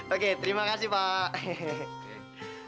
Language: Indonesian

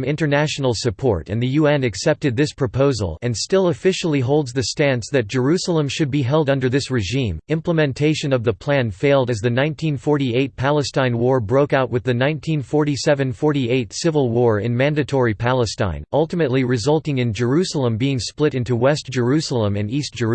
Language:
English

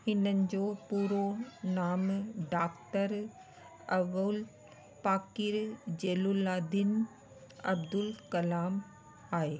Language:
Sindhi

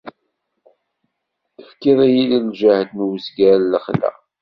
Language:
Kabyle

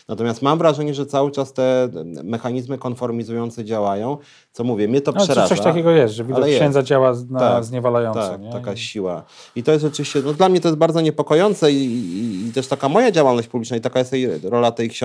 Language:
Polish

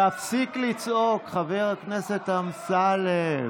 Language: Hebrew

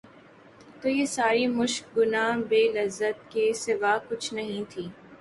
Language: Urdu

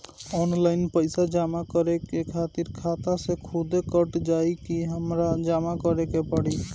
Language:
Bhojpuri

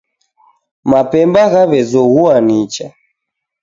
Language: Taita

